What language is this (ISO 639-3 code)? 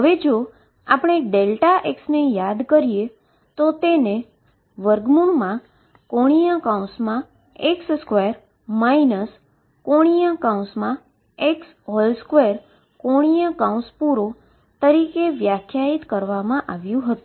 guj